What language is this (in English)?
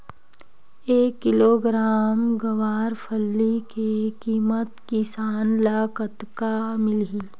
Chhattisgarhi